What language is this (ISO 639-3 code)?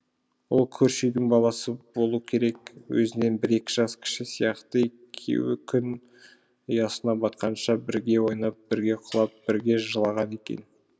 kaz